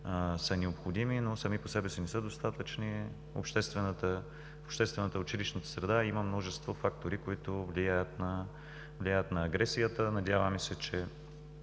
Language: Bulgarian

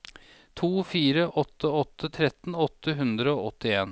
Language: Norwegian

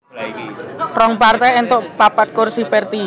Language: Javanese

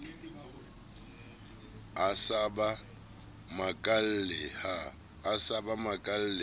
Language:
Southern Sotho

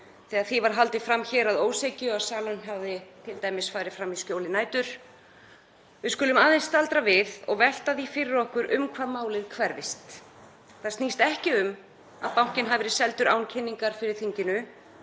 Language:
Icelandic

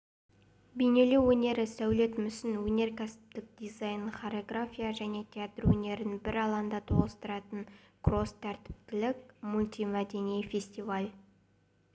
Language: Kazakh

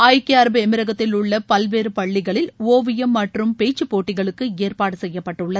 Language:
Tamil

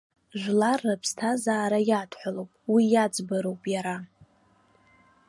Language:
Abkhazian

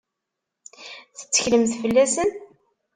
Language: Kabyle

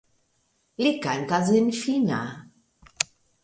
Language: Esperanto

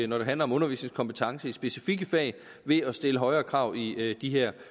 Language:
Danish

